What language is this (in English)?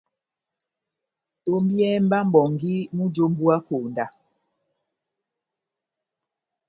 Batanga